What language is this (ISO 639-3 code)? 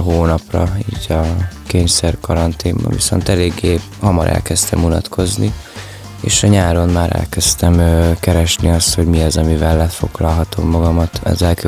hun